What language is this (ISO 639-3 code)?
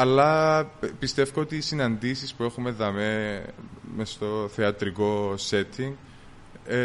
ell